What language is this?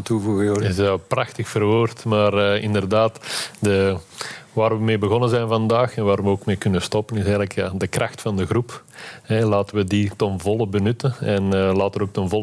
Dutch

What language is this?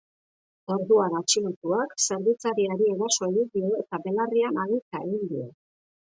Basque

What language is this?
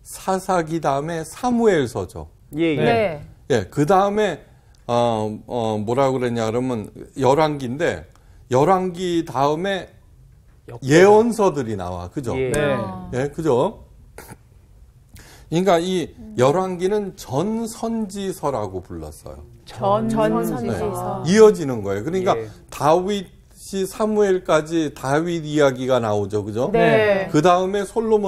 Korean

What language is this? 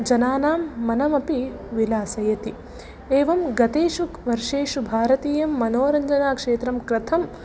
Sanskrit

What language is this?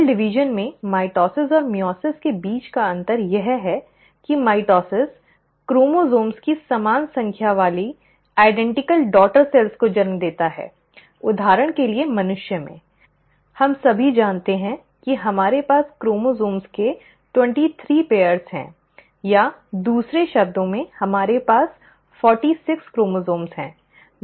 Hindi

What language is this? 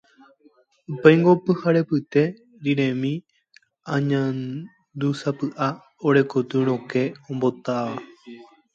Guarani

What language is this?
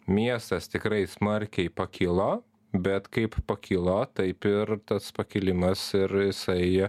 Lithuanian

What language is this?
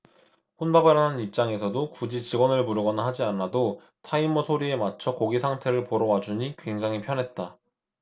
Korean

